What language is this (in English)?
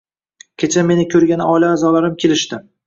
Uzbek